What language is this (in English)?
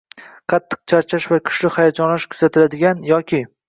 Uzbek